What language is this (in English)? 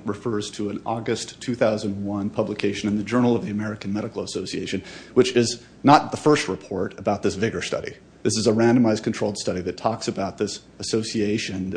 English